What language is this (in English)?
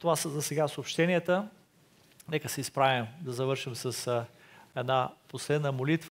Bulgarian